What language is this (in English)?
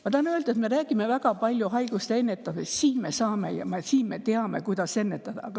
Estonian